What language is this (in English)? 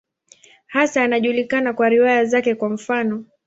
Swahili